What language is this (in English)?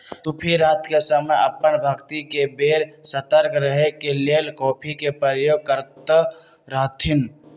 Magahi